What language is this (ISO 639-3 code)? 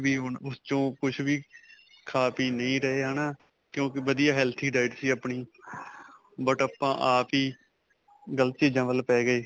pan